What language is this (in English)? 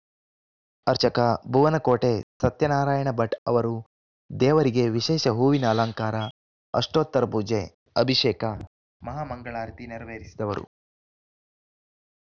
Kannada